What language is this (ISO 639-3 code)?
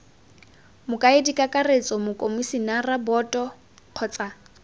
tsn